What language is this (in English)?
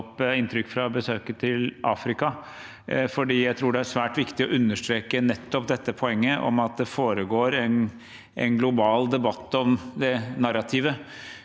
Norwegian